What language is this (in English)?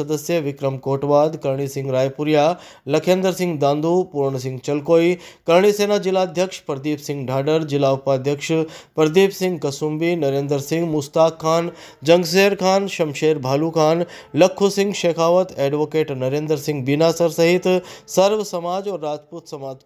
Hindi